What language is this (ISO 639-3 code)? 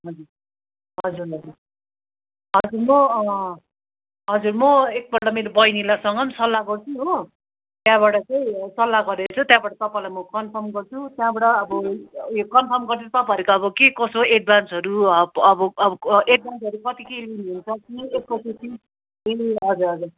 nep